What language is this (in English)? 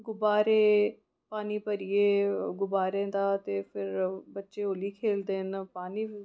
Dogri